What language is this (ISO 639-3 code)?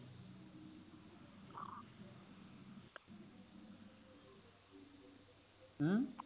pan